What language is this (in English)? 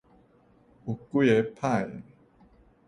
Min Nan Chinese